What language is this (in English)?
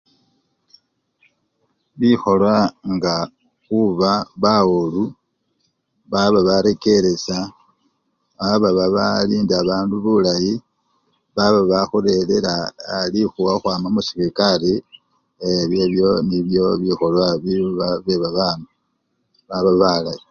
Luyia